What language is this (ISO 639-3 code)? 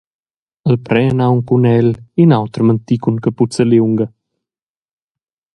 roh